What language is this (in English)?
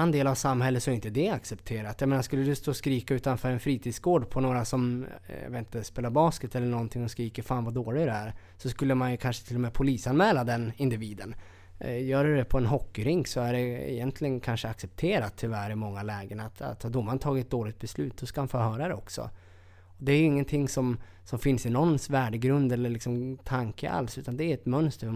Swedish